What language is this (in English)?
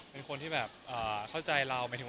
Thai